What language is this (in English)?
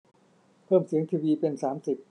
Thai